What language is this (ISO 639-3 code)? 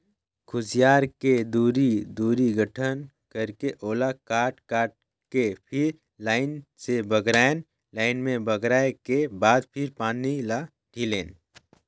hne